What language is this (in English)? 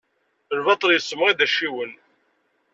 Kabyle